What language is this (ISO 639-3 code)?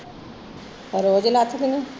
pan